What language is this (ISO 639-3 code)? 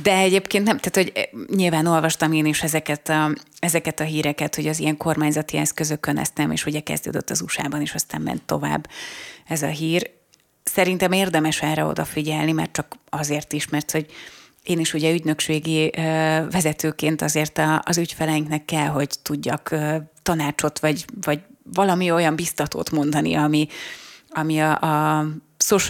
hun